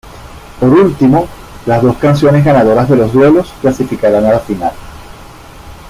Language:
Spanish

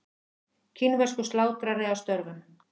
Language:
Icelandic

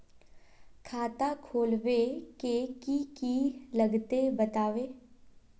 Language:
Magahi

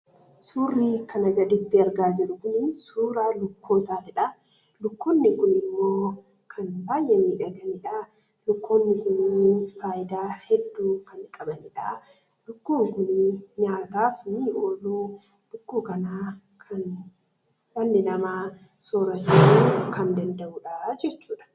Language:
Oromo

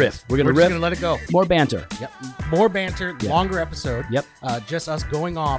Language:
English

